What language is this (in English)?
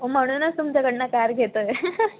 Marathi